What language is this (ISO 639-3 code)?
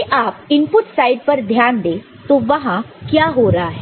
hin